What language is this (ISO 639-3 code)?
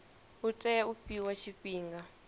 ven